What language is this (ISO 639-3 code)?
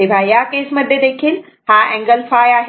mar